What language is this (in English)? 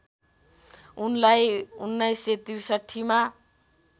Nepali